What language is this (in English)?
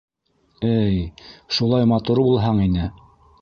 Bashkir